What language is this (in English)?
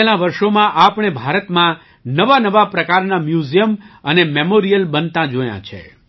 Gujarati